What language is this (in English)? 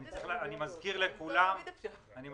Hebrew